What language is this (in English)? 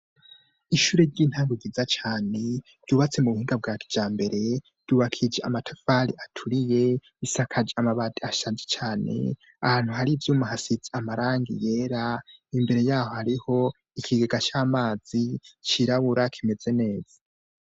Rundi